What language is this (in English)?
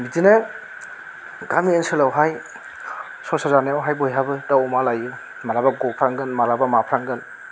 Bodo